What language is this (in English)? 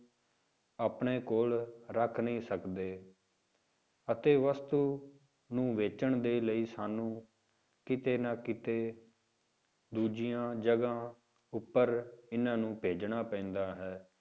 Punjabi